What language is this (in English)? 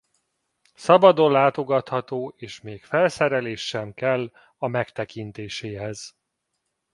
Hungarian